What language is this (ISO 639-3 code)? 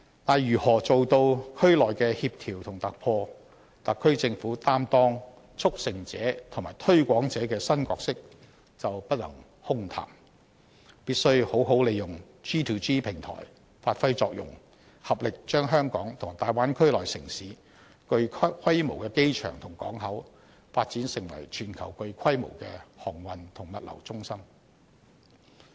yue